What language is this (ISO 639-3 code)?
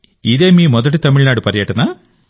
tel